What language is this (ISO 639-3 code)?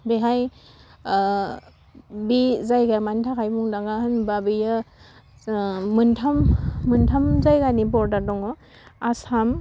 brx